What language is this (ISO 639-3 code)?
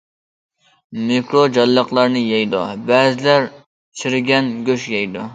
uig